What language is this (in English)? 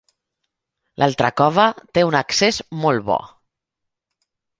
Catalan